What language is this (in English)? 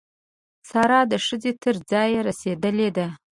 Pashto